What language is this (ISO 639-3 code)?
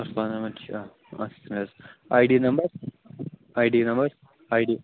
kas